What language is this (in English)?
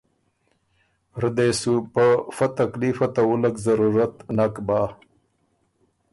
Ormuri